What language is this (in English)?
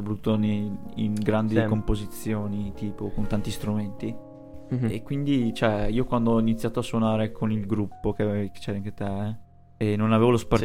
Italian